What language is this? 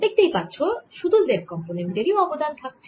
Bangla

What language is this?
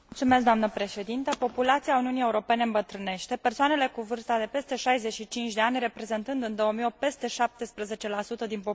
Romanian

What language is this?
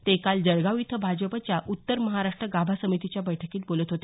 Marathi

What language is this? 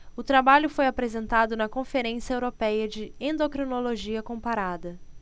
Portuguese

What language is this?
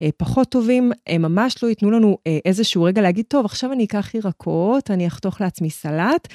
Hebrew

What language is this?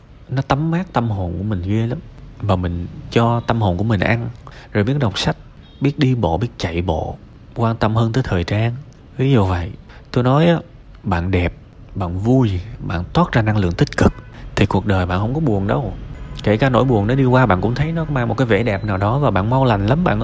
Vietnamese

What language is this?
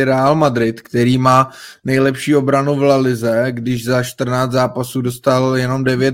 Czech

